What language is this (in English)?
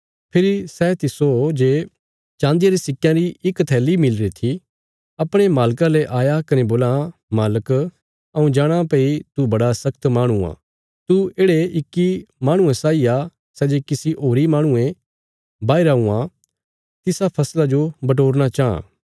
Bilaspuri